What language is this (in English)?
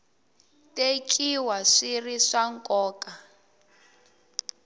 Tsonga